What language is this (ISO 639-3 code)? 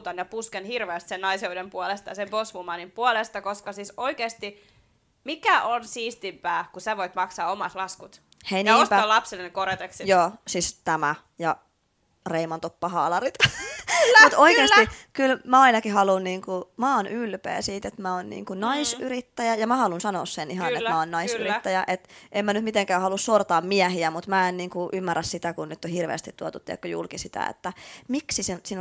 fin